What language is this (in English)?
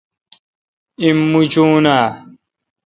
Kalkoti